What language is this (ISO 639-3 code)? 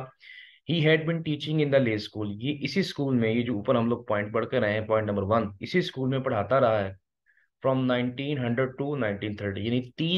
hin